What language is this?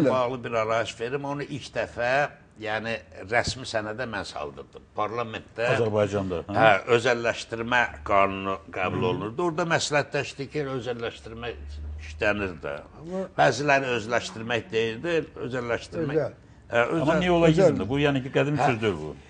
Turkish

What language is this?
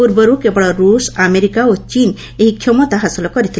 Odia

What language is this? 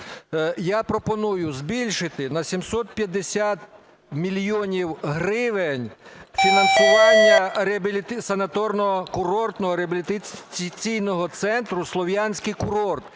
Ukrainian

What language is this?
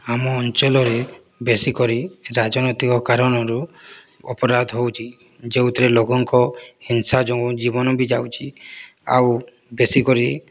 Odia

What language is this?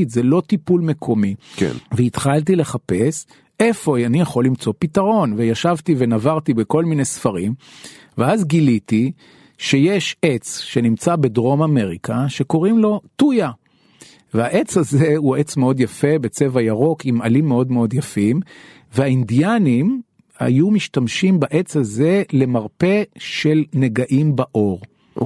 Hebrew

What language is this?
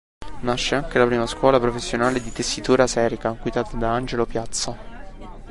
Italian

